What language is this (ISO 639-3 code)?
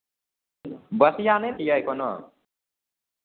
mai